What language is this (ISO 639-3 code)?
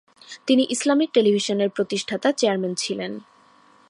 ben